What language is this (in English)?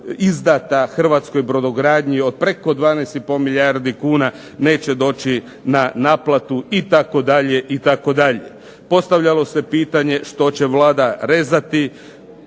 Croatian